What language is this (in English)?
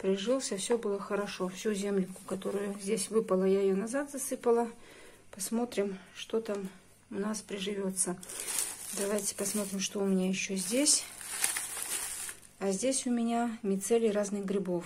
Russian